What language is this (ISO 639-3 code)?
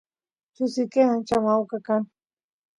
qus